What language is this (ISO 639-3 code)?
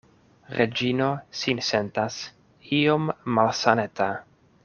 epo